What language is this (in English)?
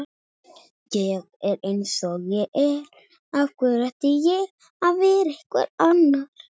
Icelandic